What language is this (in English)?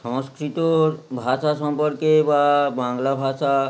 Bangla